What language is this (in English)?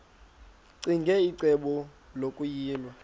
Xhosa